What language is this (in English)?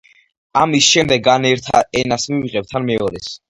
Georgian